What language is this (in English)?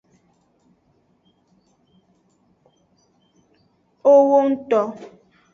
Aja (Benin)